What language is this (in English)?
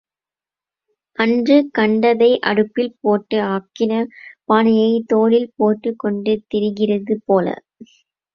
Tamil